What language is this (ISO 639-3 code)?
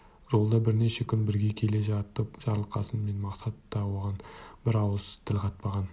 kaz